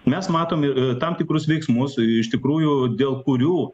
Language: Lithuanian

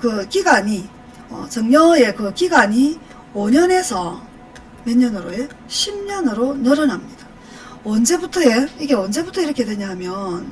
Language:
Korean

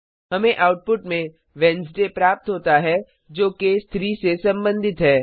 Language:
Hindi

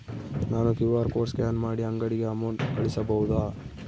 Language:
Kannada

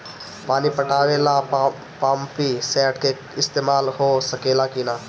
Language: Bhojpuri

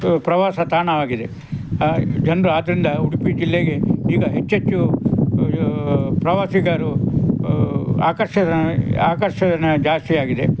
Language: Kannada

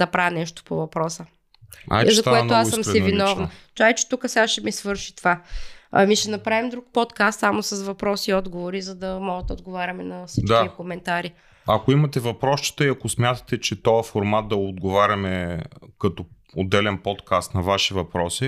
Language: Bulgarian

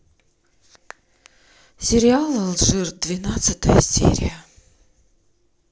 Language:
Russian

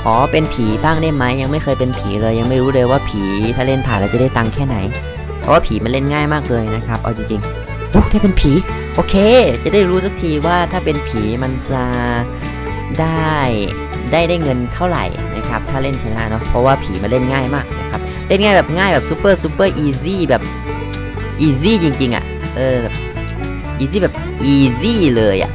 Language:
Thai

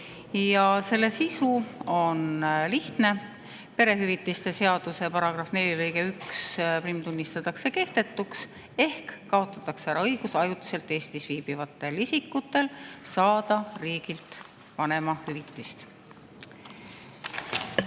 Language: Estonian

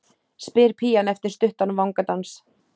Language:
Icelandic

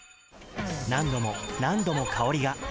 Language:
Japanese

